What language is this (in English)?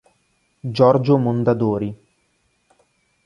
Italian